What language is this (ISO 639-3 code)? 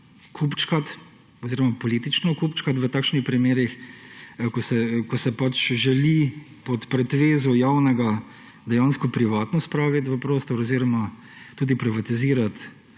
slv